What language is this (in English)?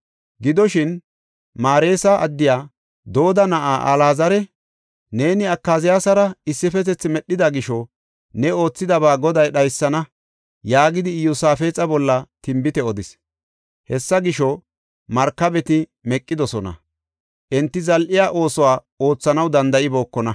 Gofa